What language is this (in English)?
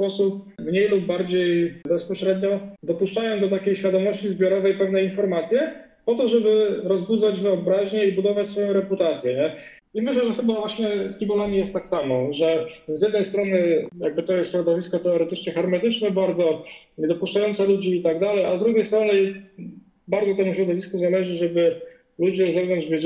Polish